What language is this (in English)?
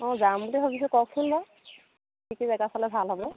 Assamese